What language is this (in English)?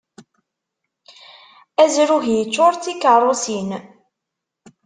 Kabyle